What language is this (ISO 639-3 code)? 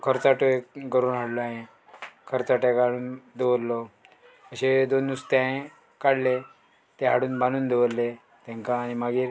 kok